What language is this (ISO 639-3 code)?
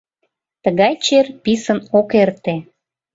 chm